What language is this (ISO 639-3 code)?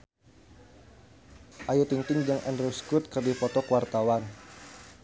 sun